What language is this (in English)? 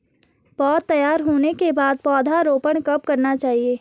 Hindi